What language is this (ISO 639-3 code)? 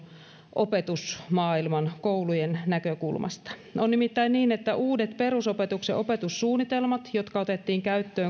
fin